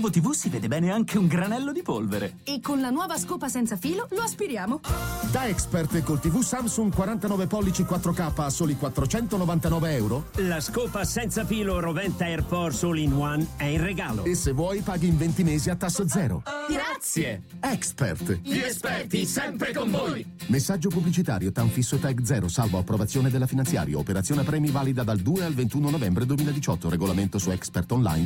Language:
Italian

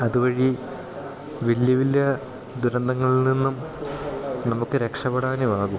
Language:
Malayalam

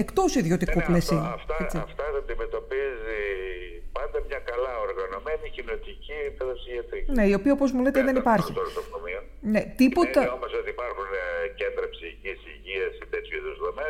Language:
Greek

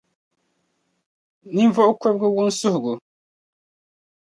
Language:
Dagbani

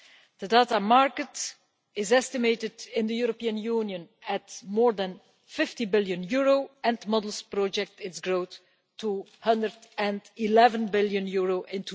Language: English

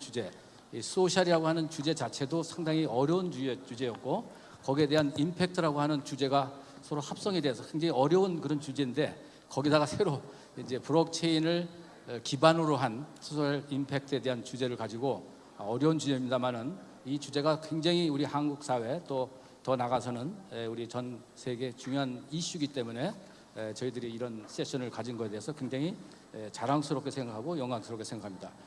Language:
Korean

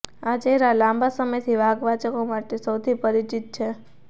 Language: Gujarati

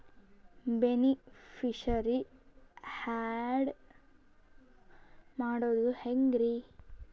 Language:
Kannada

